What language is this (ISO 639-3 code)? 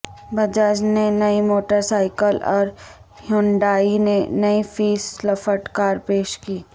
urd